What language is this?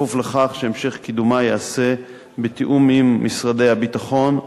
Hebrew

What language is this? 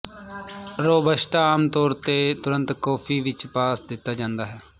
Punjabi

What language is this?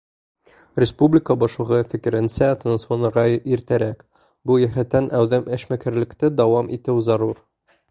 Bashkir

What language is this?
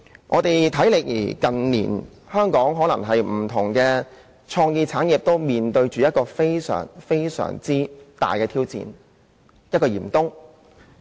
Cantonese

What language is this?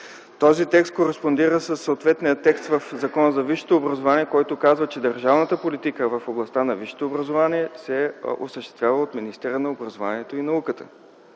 Bulgarian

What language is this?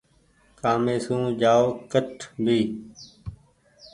Goaria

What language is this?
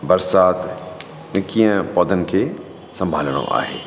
Sindhi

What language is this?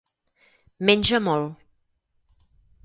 Catalan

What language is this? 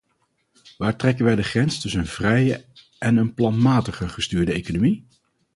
Dutch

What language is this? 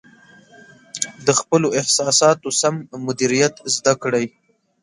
Pashto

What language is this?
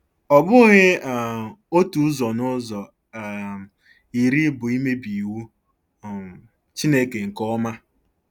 Igbo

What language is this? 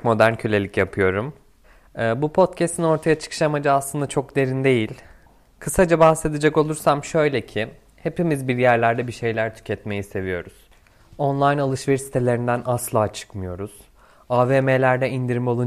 Turkish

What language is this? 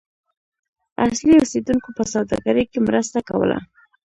Pashto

